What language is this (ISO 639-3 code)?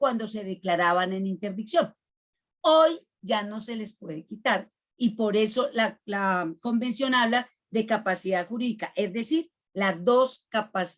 spa